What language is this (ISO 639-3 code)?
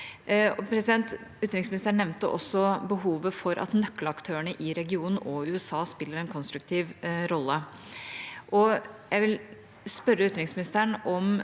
nor